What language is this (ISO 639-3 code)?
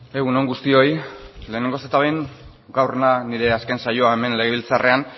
eus